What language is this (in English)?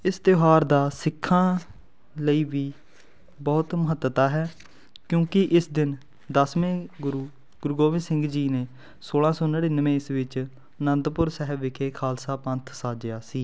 Punjabi